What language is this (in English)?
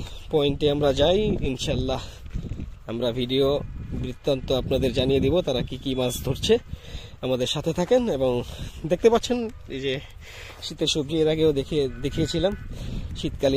Bangla